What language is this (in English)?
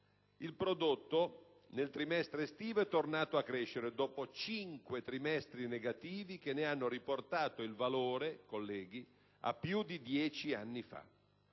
Italian